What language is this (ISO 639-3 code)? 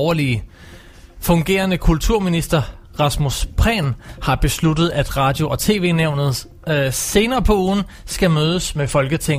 dan